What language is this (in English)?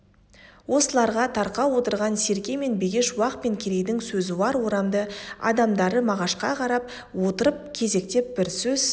Kazakh